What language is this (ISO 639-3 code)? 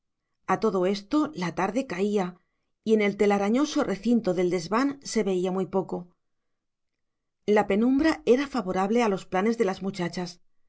spa